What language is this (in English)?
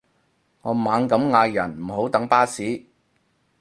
Cantonese